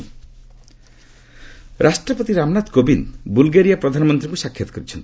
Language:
Odia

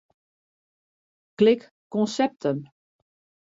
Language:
Western Frisian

